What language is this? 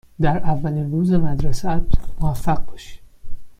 Persian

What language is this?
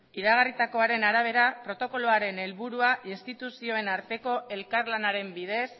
Basque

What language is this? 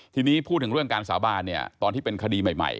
Thai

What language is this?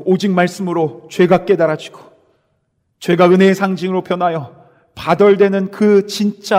Korean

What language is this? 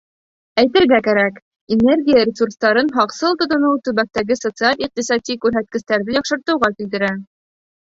Bashkir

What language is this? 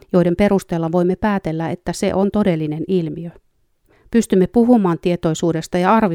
Finnish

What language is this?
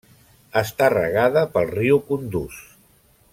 Catalan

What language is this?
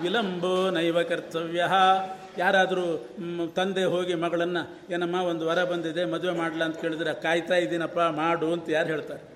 Kannada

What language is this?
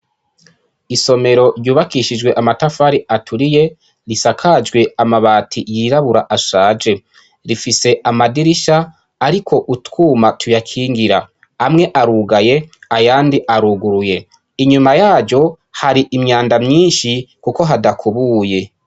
Rundi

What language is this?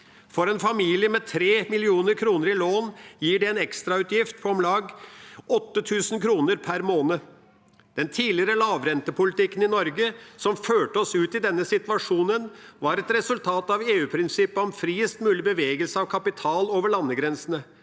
Norwegian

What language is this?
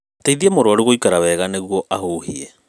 Kikuyu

